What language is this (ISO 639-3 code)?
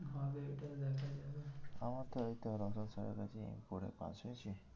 ben